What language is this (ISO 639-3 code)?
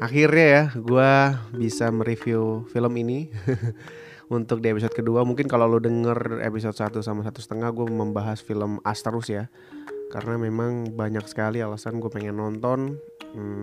ind